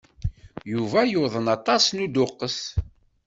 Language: Kabyle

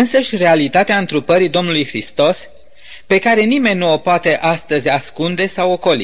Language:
Romanian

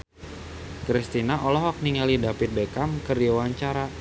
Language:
Sundanese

